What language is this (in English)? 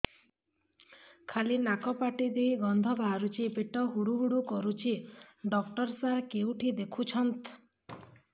Odia